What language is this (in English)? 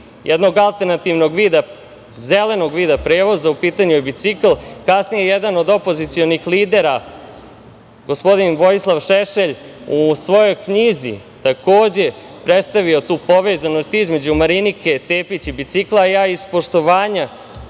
Serbian